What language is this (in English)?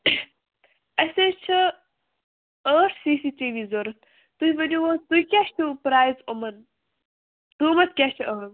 Kashmiri